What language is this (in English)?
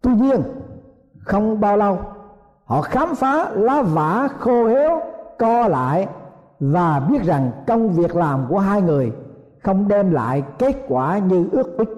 Vietnamese